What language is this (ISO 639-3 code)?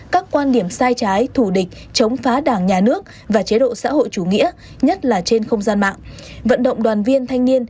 vie